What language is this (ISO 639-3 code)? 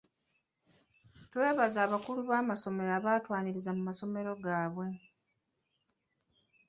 lug